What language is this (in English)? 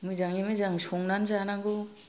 Bodo